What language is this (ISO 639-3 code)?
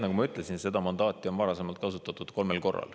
est